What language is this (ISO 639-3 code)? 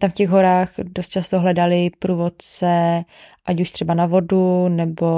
ces